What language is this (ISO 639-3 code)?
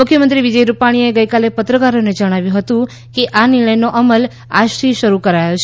guj